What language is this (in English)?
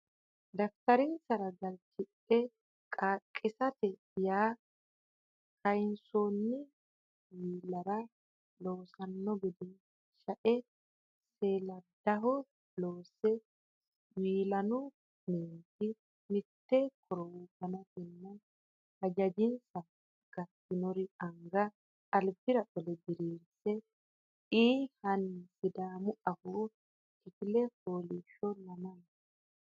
Sidamo